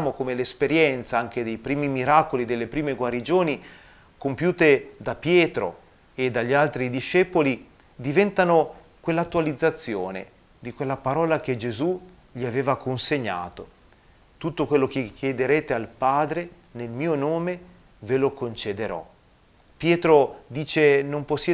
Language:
Italian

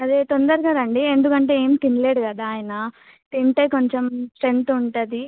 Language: Telugu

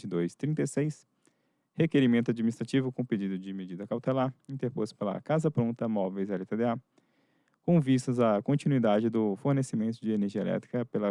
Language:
Portuguese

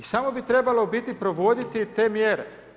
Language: Croatian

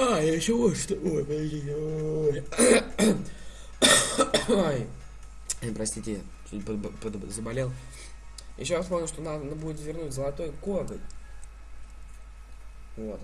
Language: Russian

